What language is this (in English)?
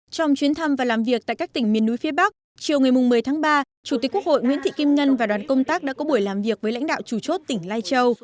Vietnamese